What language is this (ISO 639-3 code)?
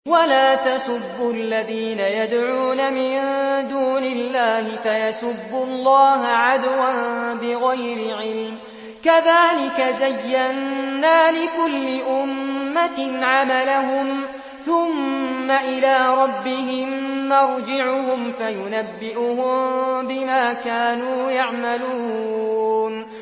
ara